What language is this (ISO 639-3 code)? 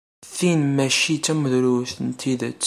kab